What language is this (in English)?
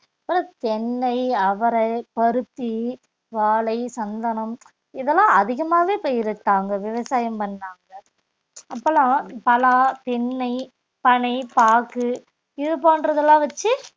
Tamil